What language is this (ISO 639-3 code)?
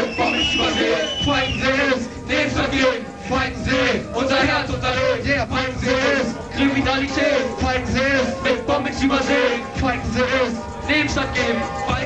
deu